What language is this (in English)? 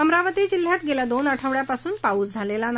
Marathi